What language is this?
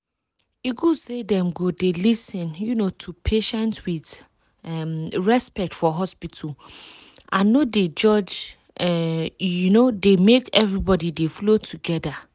Nigerian Pidgin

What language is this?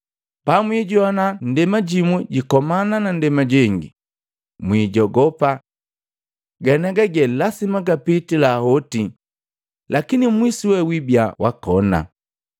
Matengo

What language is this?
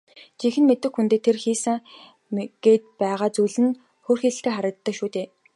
Mongolian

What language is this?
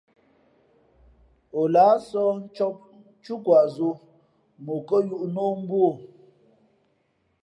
Fe'fe'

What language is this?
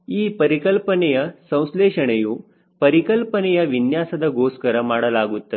Kannada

